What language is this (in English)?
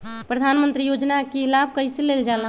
Magahi